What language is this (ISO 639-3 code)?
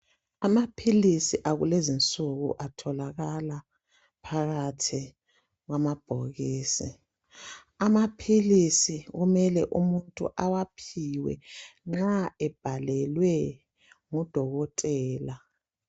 nde